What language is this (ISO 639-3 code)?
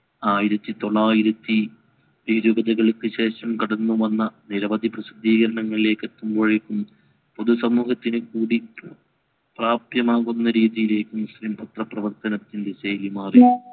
mal